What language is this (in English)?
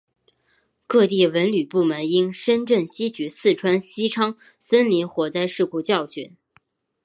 Chinese